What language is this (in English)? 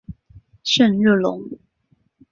Chinese